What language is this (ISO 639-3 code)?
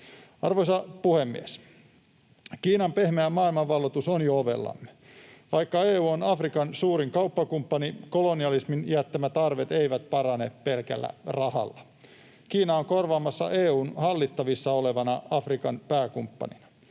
fin